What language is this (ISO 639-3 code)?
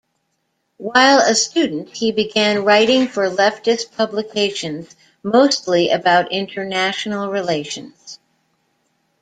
eng